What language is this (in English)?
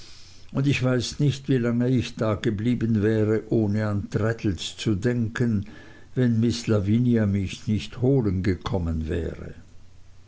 German